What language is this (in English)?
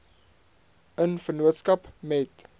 Afrikaans